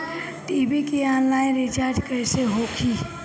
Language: Bhojpuri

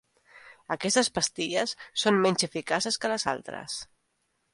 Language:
Catalan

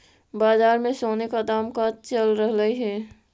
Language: Magahi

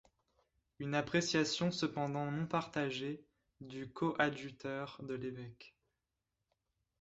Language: French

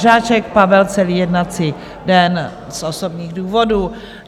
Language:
Czech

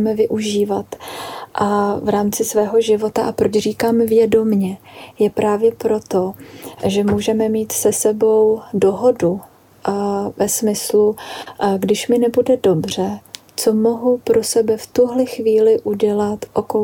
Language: Czech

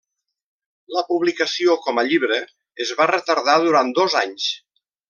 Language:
Catalan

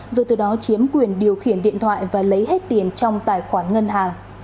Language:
Vietnamese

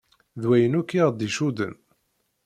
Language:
Kabyle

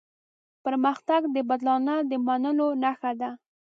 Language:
Pashto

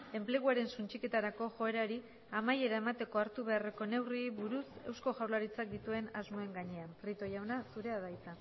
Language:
Basque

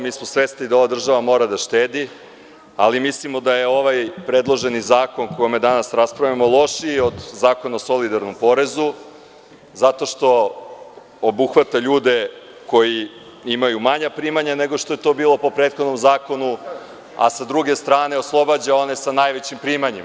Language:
Serbian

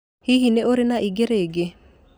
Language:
Kikuyu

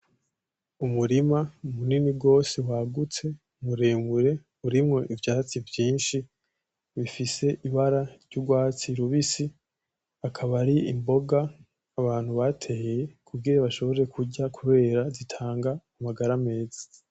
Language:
Rundi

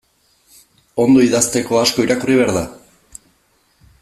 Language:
Basque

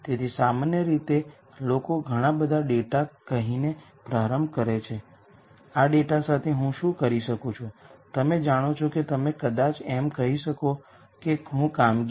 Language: Gujarati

